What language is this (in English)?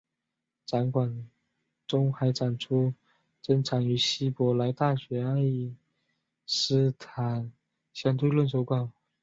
Chinese